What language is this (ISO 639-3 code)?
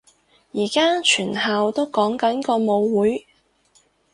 yue